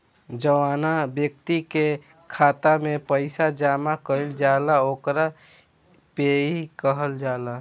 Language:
Bhojpuri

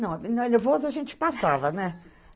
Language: Portuguese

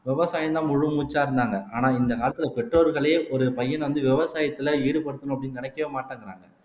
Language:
Tamil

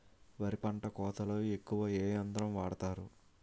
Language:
Telugu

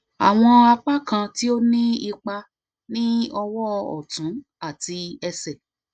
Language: Yoruba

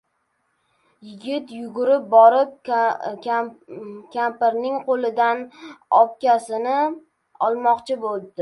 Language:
Uzbek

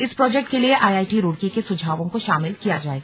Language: Hindi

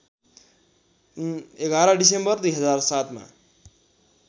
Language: Nepali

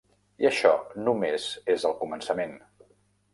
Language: Catalan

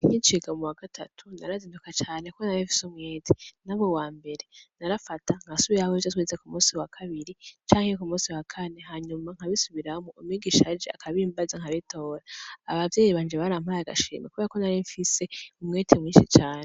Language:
Rundi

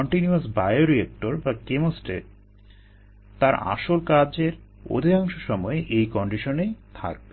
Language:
Bangla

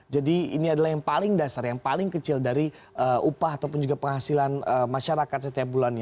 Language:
Indonesian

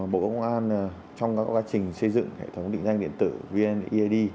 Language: Vietnamese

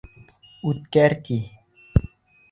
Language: Bashkir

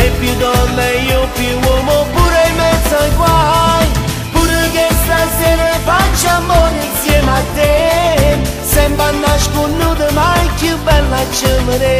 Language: Romanian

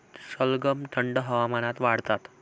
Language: Marathi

